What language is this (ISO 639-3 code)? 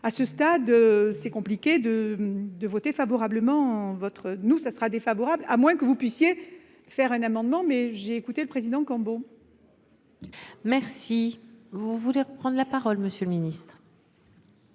fra